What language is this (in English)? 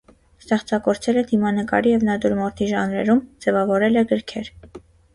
Armenian